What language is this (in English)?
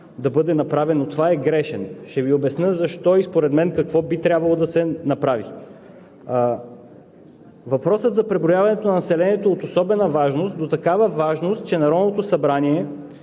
Bulgarian